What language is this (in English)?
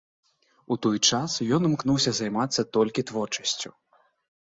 Belarusian